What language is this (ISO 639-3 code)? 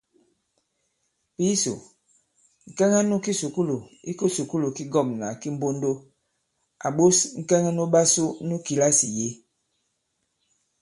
abb